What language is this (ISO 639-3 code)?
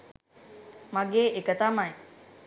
sin